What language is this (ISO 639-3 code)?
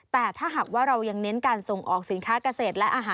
tha